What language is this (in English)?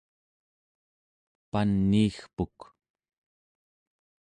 Central Yupik